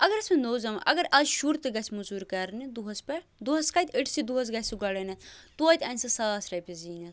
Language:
Kashmiri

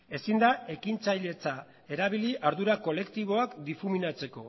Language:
Basque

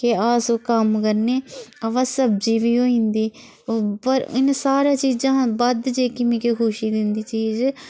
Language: Dogri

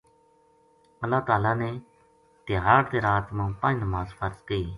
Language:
Gujari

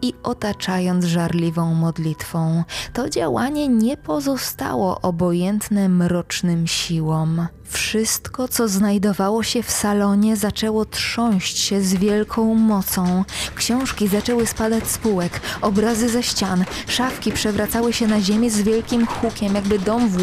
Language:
Polish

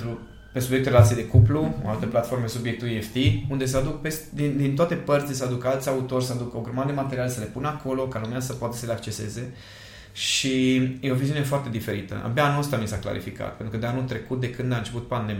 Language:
Romanian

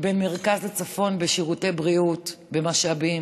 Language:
Hebrew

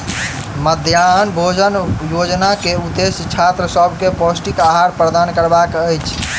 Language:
Maithili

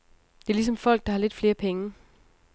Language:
Danish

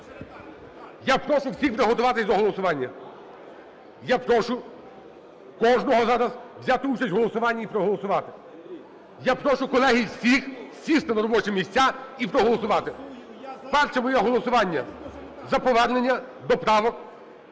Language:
Ukrainian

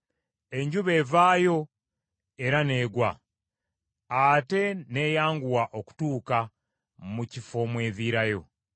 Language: Ganda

